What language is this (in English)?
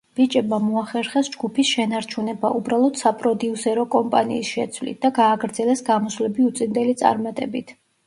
Georgian